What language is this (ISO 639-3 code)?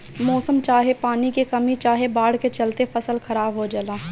bho